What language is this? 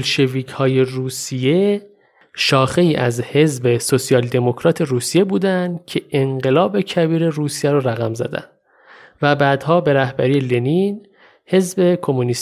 Persian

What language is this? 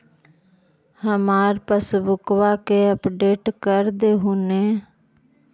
Magahi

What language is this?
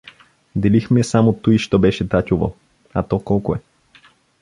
Bulgarian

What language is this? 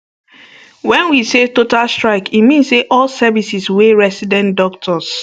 Nigerian Pidgin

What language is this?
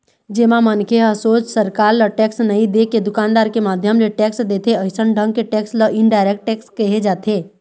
Chhattisgarhi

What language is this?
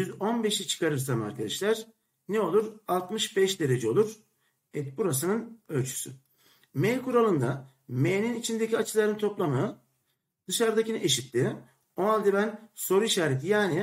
Turkish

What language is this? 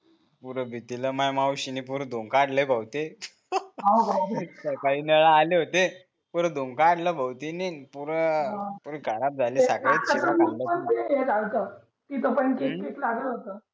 Marathi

